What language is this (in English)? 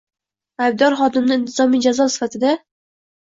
Uzbek